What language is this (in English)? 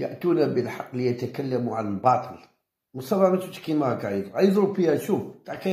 Arabic